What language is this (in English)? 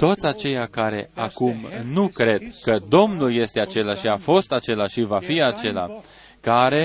Romanian